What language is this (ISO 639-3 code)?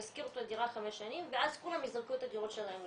heb